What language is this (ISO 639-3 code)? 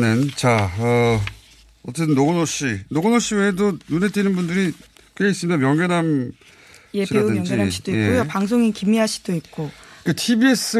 kor